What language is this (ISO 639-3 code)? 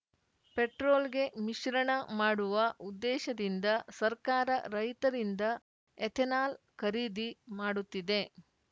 kan